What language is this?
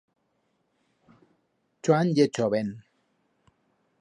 Aragonese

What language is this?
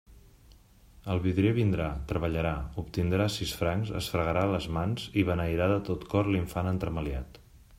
Catalan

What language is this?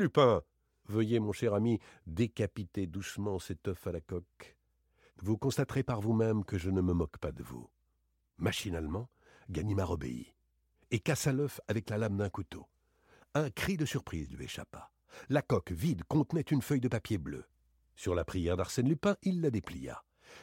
French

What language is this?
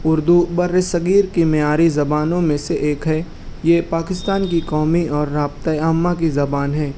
Urdu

